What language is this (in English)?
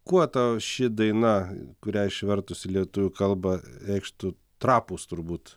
Lithuanian